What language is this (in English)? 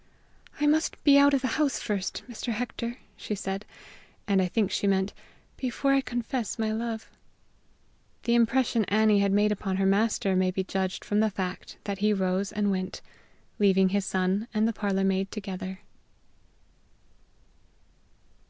English